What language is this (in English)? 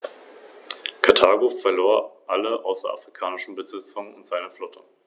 German